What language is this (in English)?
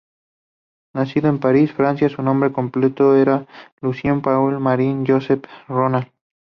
Spanish